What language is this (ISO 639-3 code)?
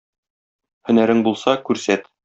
tat